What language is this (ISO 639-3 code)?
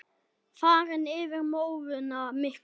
isl